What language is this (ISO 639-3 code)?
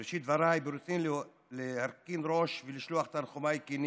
heb